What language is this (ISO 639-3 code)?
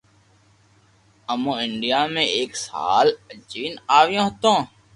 lrk